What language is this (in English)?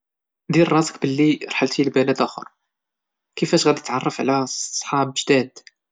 Moroccan Arabic